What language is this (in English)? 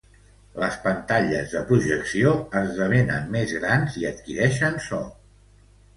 Catalan